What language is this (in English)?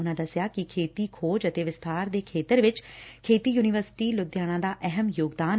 Punjabi